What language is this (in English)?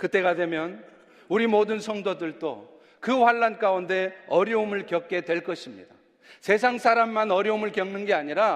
Korean